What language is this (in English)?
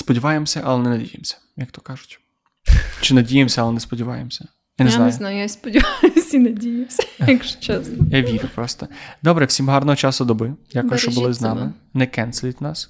Ukrainian